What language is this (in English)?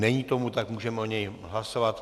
Czech